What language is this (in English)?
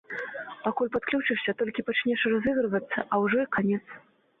Belarusian